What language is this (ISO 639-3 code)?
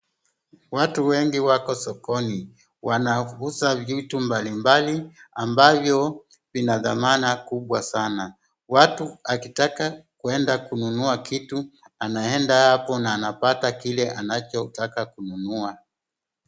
swa